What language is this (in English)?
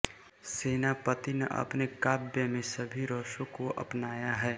Hindi